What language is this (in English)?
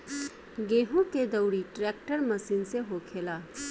Bhojpuri